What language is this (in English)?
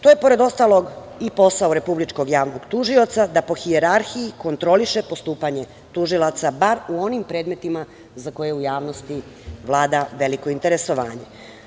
Serbian